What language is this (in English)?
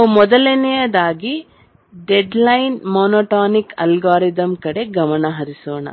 Kannada